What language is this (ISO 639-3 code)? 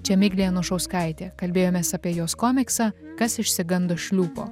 lit